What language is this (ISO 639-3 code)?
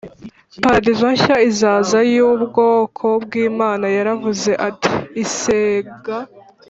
kin